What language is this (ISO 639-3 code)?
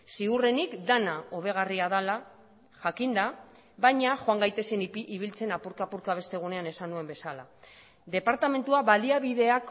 eus